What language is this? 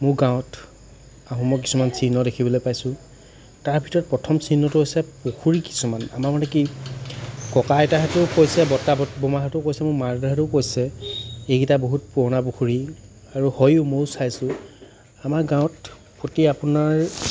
Assamese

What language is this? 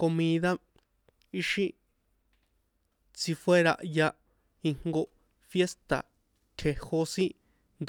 San Juan Atzingo Popoloca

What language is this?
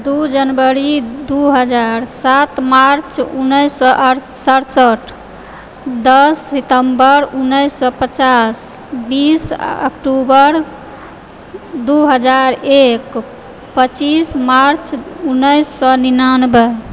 Maithili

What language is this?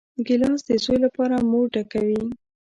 Pashto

